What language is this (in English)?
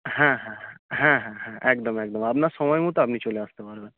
Bangla